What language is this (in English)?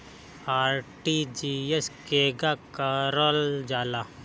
Bhojpuri